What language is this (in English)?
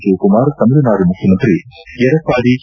Kannada